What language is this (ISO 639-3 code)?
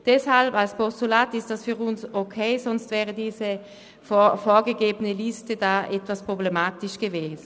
gsw